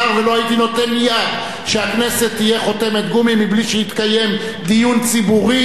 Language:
Hebrew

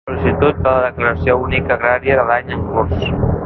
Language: Catalan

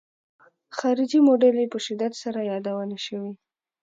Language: Pashto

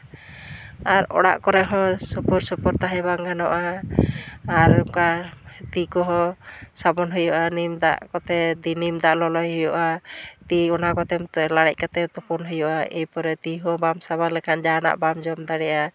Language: Santali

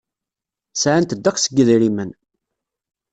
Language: Kabyle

